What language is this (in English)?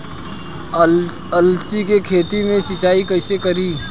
Bhojpuri